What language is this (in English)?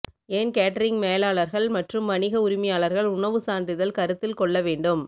Tamil